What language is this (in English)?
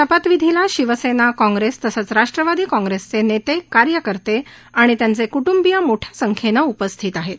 Marathi